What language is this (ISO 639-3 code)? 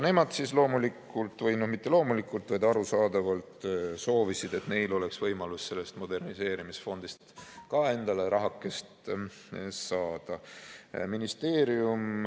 est